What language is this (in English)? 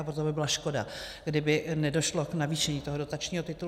Czech